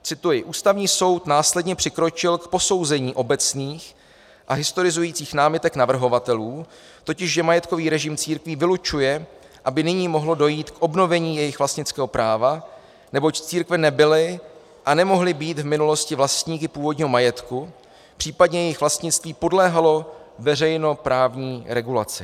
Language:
Czech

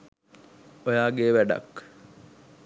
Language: Sinhala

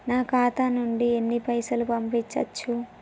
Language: Telugu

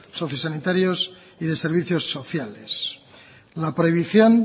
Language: Spanish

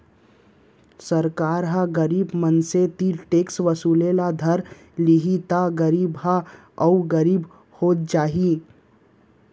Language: Chhattisgarhi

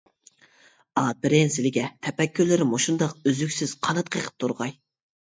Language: Uyghur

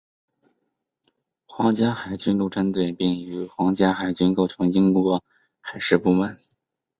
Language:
Chinese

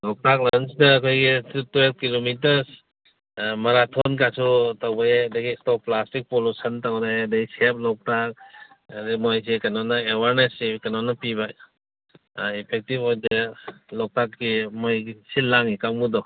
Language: Manipuri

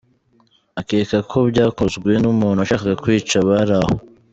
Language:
Kinyarwanda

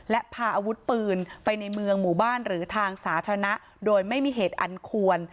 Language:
Thai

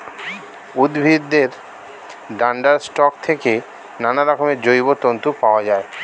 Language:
Bangla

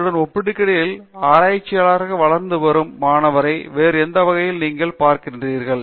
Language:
Tamil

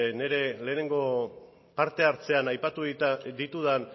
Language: Basque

